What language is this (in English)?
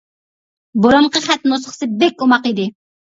Uyghur